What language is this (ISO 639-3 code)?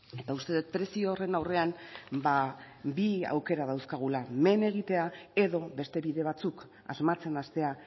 eus